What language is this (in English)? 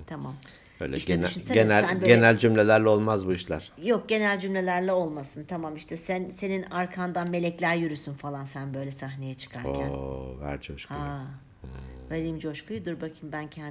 Turkish